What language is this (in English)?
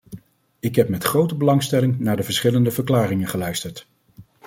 Dutch